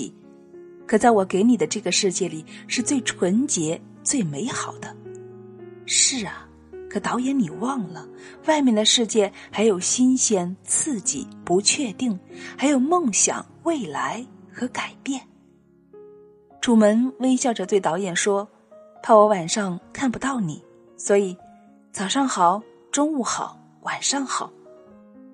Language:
Chinese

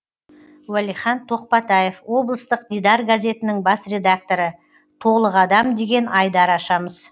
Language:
Kazakh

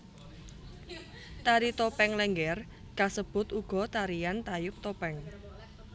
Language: Javanese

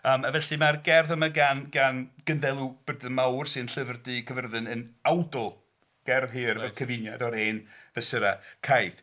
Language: Welsh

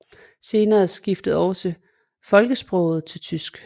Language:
Danish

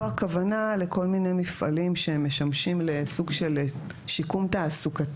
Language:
Hebrew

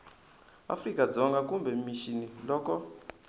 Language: Tsonga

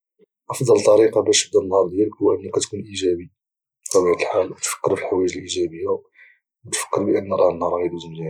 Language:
Moroccan Arabic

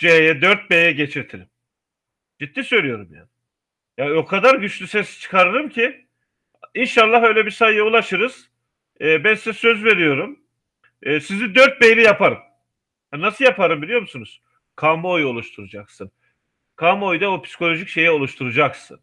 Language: Turkish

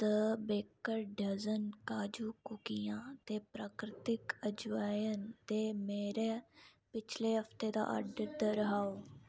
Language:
Dogri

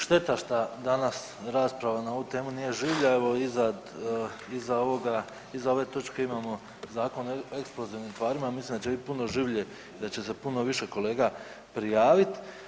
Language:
Croatian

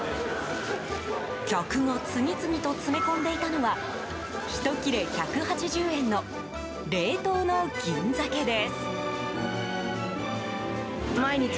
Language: Japanese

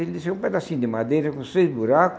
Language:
Portuguese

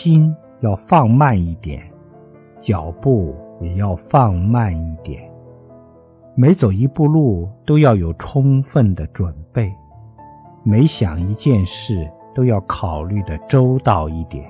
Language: Chinese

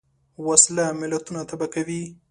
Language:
Pashto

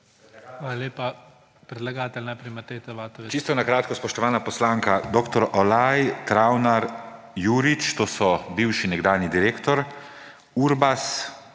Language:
Slovenian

